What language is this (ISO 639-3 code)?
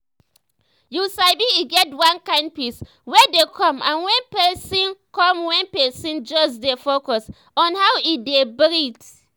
pcm